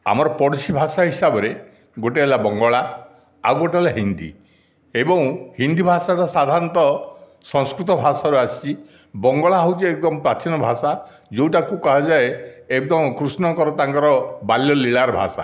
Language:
Odia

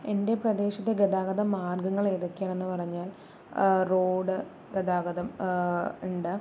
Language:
Malayalam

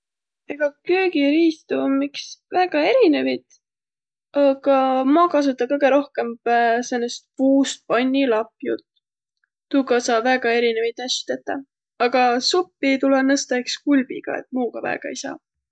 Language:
Võro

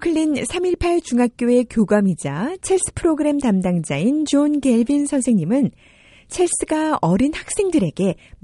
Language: Korean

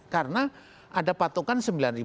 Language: Indonesian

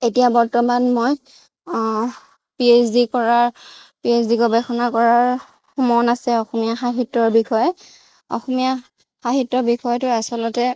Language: Assamese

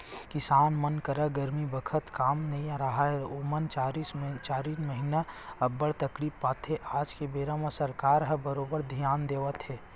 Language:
Chhattisgarhi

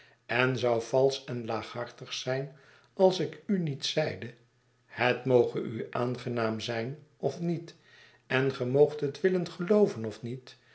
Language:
Dutch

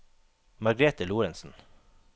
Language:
Norwegian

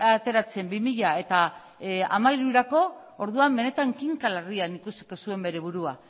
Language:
Basque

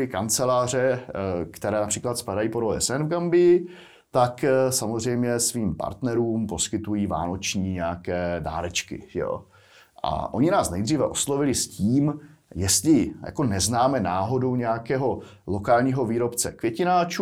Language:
Czech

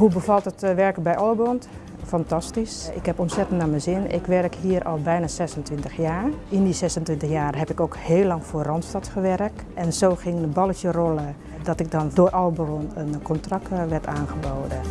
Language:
Dutch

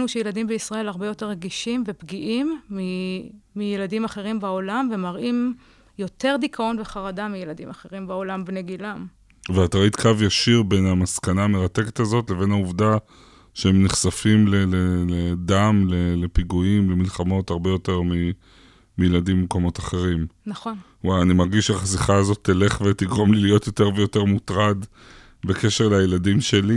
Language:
Hebrew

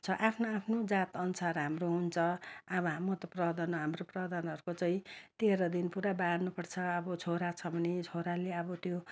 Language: Nepali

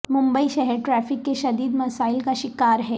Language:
Urdu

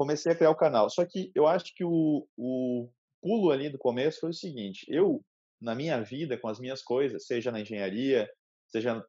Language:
Portuguese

